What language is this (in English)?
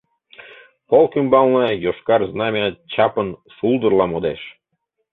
Mari